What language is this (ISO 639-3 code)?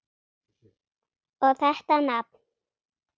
isl